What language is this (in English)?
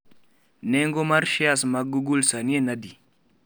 Luo (Kenya and Tanzania)